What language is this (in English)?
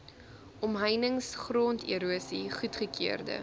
Afrikaans